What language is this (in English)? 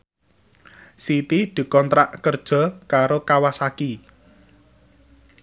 Javanese